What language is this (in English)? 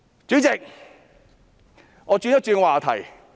Cantonese